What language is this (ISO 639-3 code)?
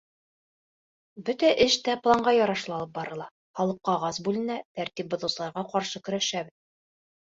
bak